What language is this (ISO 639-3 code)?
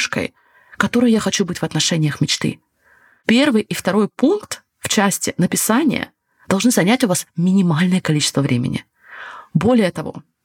rus